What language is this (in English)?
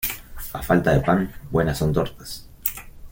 Spanish